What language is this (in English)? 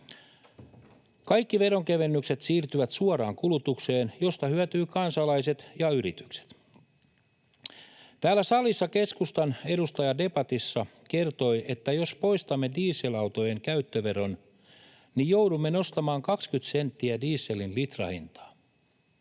Finnish